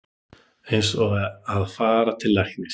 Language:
Icelandic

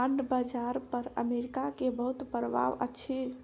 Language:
Maithili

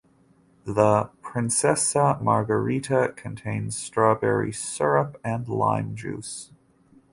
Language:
English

